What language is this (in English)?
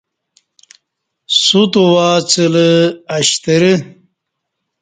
Kati